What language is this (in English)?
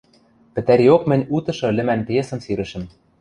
Western Mari